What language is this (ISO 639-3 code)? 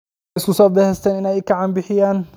som